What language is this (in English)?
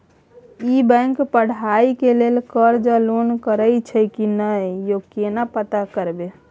Maithili